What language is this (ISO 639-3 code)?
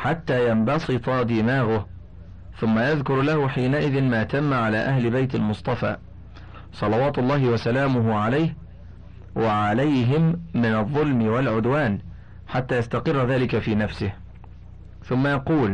ara